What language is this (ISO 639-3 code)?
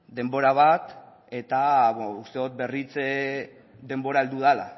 eus